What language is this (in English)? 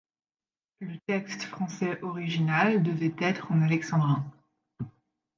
French